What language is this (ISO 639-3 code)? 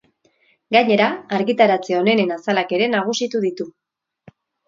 eus